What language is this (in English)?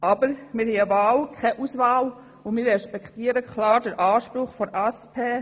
Swiss German